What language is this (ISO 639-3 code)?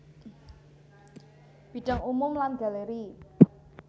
jav